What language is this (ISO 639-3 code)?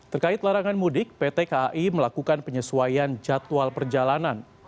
ind